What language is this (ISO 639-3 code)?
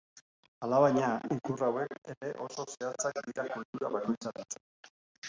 eus